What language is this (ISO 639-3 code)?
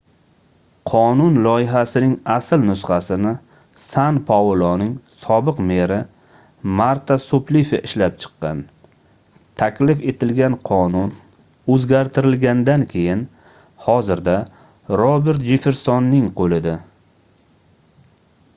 uzb